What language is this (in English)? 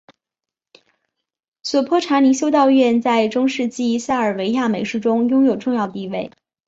Chinese